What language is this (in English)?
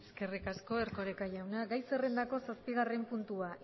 Basque